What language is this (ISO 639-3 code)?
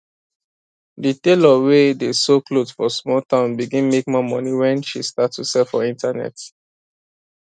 pcm